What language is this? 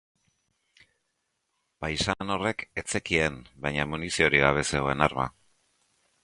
Basque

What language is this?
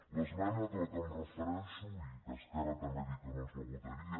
Catalan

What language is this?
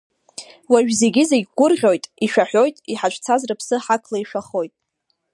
Abkhazian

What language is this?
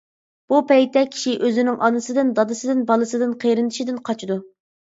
Uyghur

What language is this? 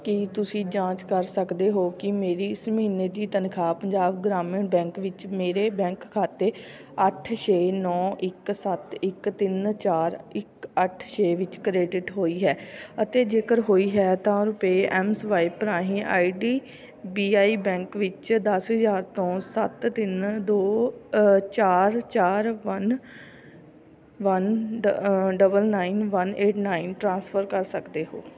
Punjabi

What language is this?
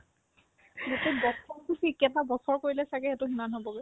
Assamese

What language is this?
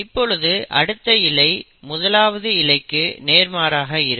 Tamil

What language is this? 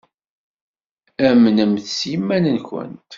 Kabyle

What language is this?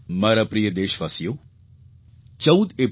Gujarati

